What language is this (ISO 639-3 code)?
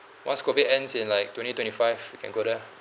eng